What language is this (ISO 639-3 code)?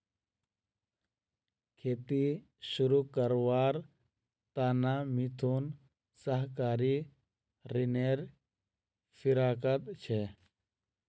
mag